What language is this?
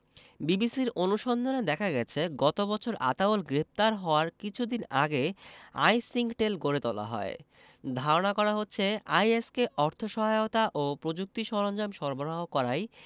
Bangla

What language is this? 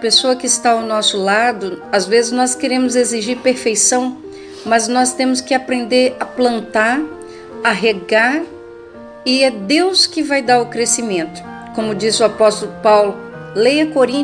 Portuguese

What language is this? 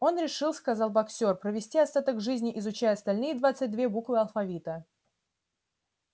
Russian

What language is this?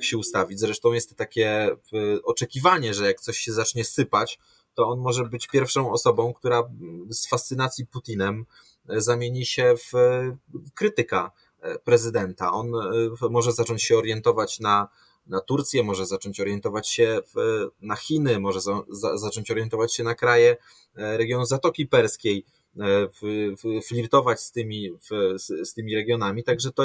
Polish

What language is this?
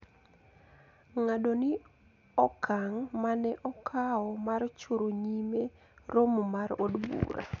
Luo (Kenya and Tanzania)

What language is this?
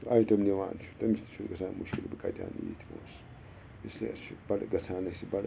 Kashmiri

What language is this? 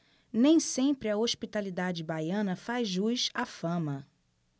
Portuguese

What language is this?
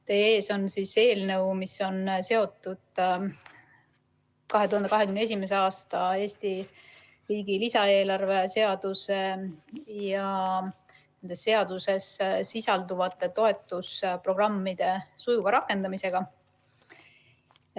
Estonian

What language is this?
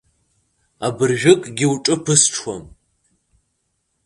Abkhazian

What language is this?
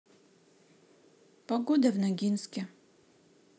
Russian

